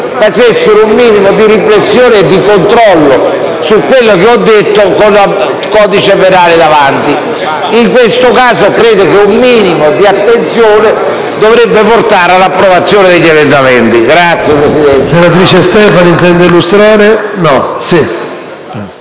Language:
Italian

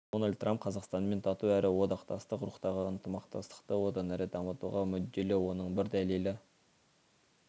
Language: Kazakh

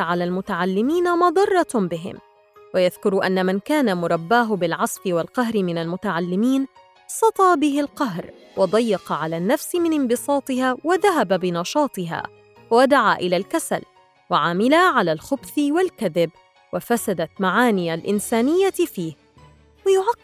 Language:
Arabic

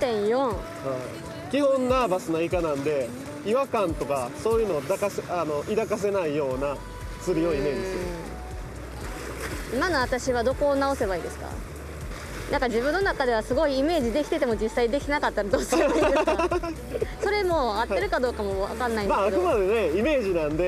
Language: Japanese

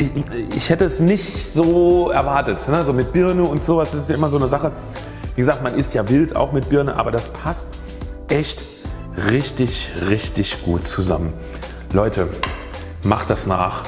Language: German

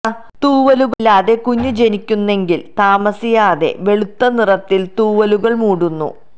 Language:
Malayalam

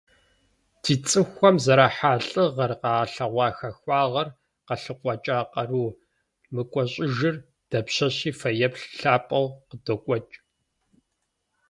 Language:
Kabardian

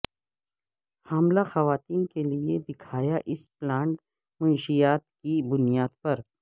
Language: Urdu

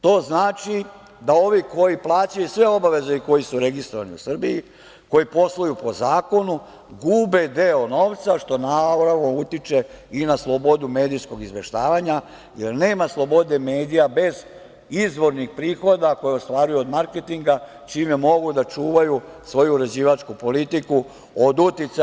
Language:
Serbian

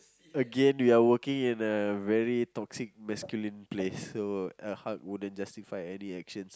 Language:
English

